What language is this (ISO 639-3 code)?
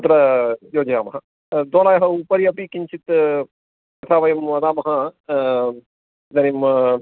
san